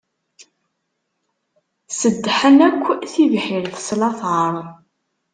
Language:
Kabyle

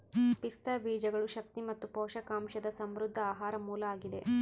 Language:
Kannada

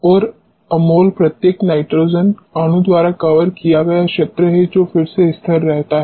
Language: Hindi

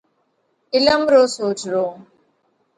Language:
Parkari Koli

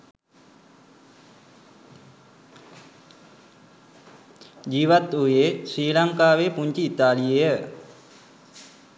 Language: Sinhala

